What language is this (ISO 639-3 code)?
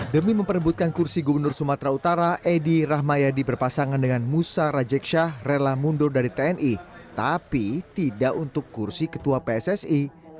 ind